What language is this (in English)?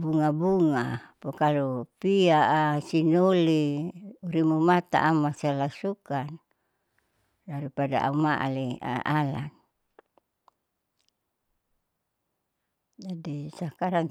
Saleman